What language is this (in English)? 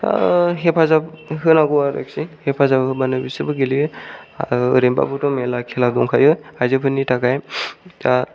Bodo